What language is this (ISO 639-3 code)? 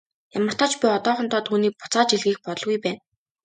mon